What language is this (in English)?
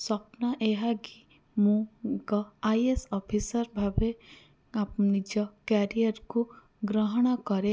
Odia